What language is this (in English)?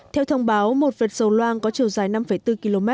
Vietnamese